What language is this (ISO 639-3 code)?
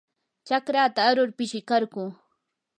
qur